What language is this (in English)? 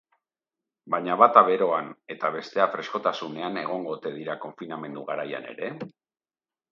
Basque